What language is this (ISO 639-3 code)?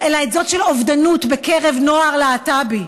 heb